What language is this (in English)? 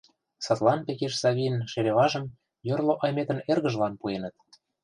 Mari